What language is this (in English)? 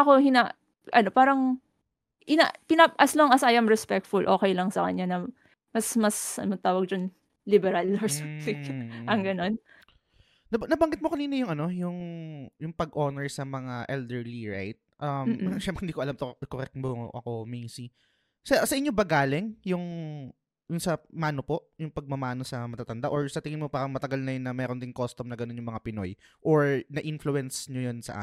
Filipino